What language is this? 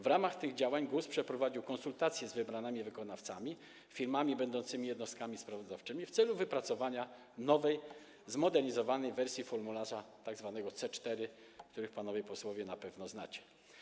Polish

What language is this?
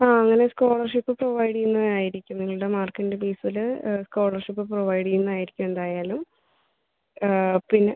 Malayalam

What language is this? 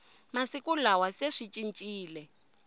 Tsonga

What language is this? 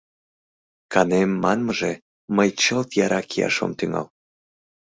Mari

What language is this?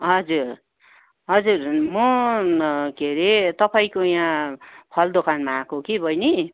Nepali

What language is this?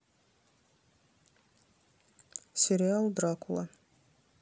Russian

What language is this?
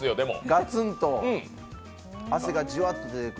Japanese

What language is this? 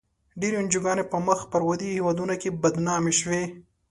Pashto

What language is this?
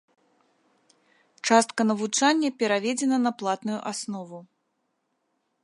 Belarusian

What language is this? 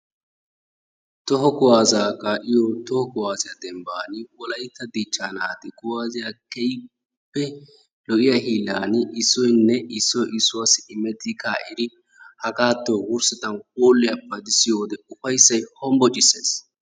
Wolaytta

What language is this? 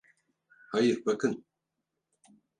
Turkish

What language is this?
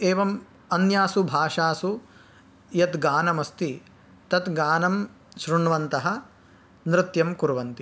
Sanskrit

